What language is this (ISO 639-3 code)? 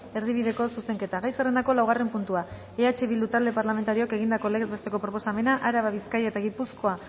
eus